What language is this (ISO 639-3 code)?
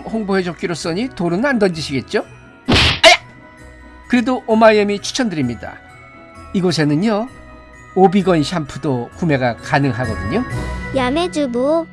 kor